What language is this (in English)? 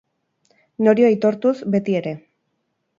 Basque